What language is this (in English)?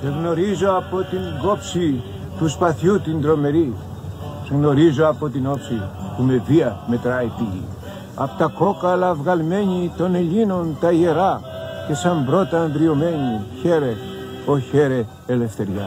Greek